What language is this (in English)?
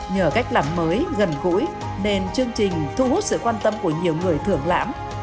Vietnamese